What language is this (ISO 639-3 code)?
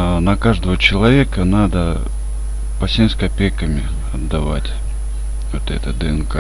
rus